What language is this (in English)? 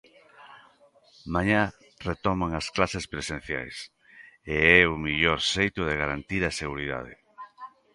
Galician